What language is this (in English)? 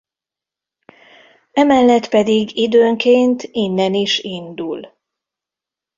Hungarian